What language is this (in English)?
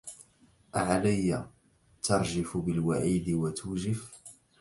Arabic